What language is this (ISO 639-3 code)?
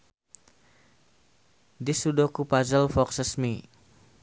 sun